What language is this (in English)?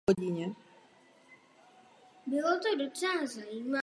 Czech